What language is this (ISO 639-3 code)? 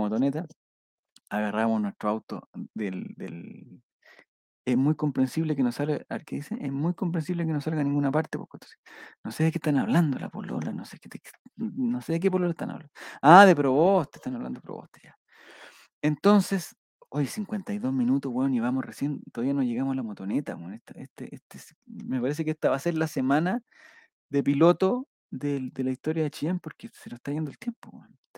spa